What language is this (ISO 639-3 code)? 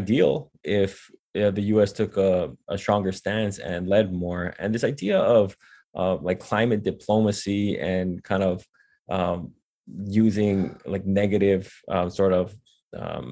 eng